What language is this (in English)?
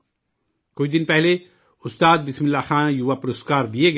Urdu